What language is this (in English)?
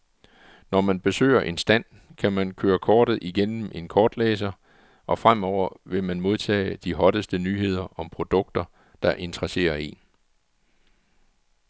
Danish